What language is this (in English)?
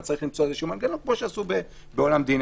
Hebrew